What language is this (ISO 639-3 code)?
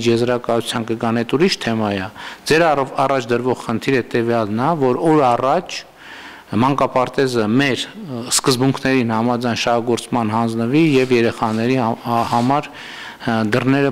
ron